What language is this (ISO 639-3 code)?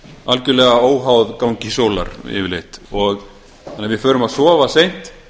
isl